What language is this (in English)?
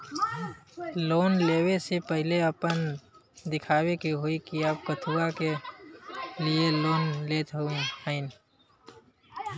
Bhojpuri